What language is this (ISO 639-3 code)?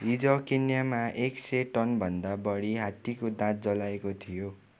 nep